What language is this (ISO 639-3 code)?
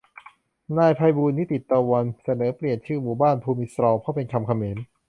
tha